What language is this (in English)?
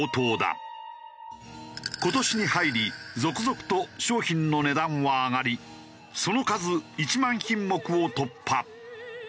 Japanese